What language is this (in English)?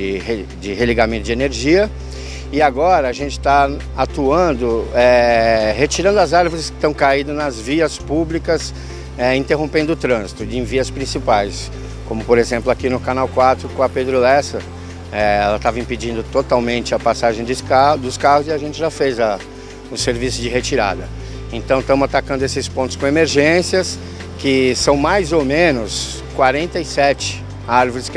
Portuguese